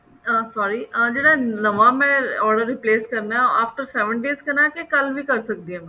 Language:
Punjabi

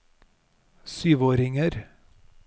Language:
Norwegian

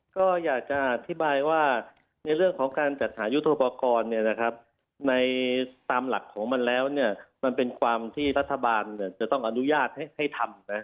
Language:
Thai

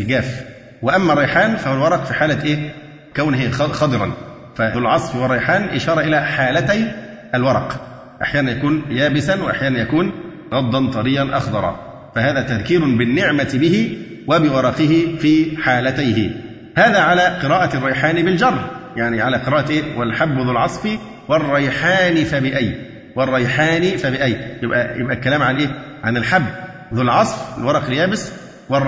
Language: Arabic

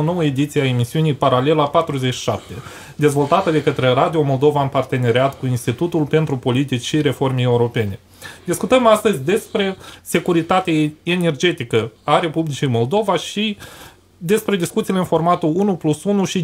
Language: Romanian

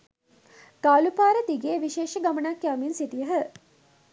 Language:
Sinhala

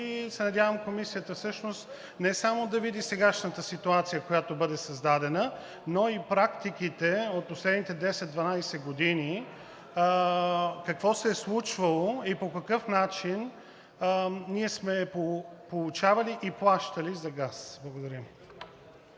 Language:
Bulgarian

